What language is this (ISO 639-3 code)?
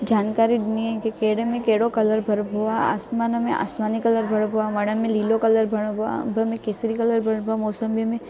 snd